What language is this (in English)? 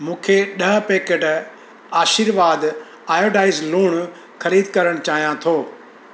Sindhi